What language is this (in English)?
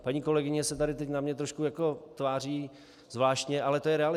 Czech